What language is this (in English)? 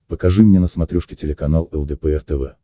Russian